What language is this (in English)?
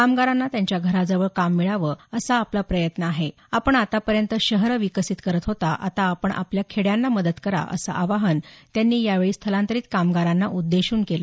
Marathi